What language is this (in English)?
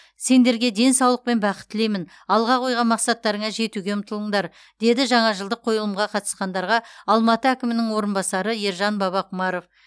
Kazakh